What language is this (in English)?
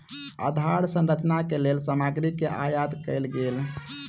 Maithili